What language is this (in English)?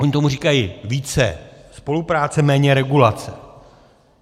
Czech